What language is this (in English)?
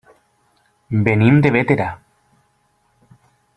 Catalan